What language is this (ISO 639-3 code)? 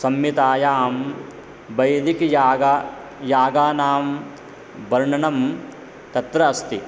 san